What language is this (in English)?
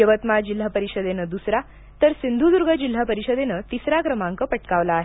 Marathi